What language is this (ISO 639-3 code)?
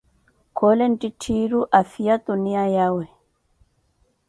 eko